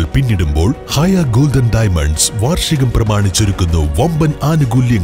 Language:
Malayalam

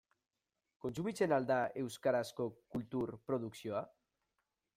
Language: Basque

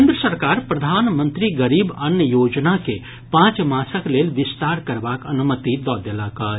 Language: Maithili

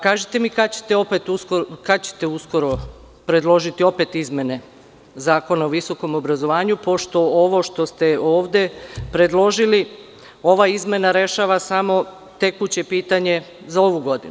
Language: Serbian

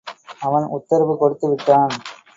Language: Tamil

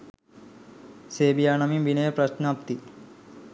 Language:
Sinhala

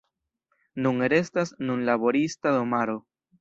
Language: Esperanto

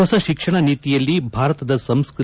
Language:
Kannada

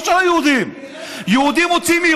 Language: Hebrew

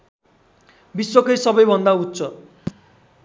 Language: Nepali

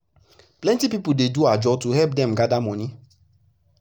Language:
Nigerian Pidgin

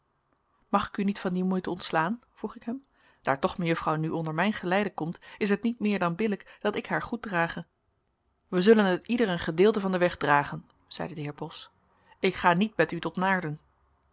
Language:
Dutch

